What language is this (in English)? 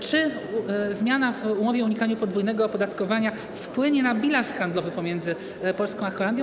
Polish